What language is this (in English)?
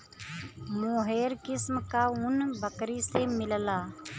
Bhojpuri